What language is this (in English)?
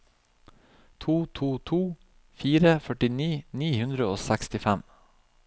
Norwegian